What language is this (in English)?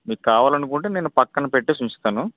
Telugu